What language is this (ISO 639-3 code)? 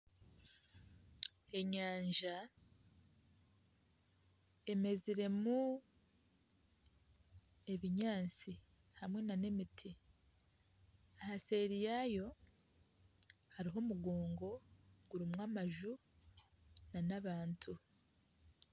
nyn